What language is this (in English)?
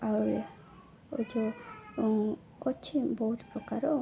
Odia